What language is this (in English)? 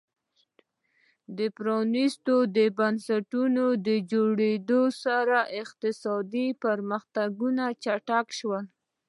Pashto